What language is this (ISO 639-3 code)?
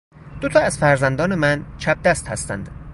fas